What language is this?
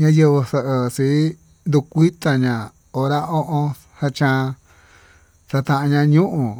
Tututepec Mixtec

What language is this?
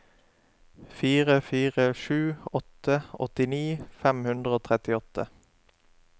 Norwegian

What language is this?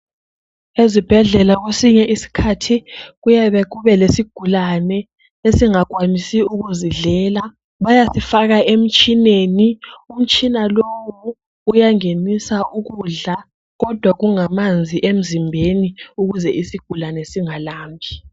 North Ndebele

